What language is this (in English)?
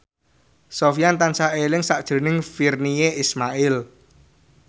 Javanese